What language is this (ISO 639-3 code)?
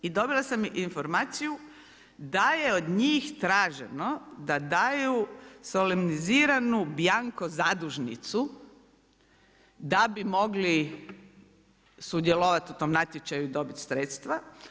hrv